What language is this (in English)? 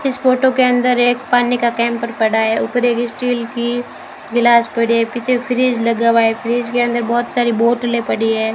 Hindi